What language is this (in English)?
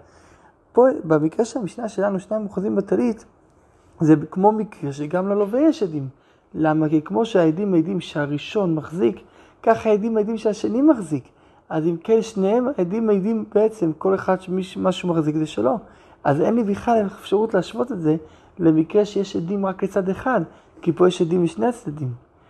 Hebrew